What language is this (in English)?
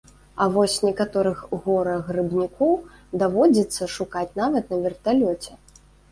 Belarusian